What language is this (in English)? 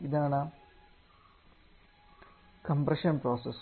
Malayalam